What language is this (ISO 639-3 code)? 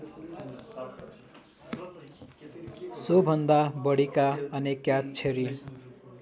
nep